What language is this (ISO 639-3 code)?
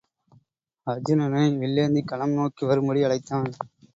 tam